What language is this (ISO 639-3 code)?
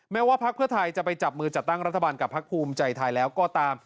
tha